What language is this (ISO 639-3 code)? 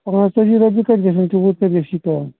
kas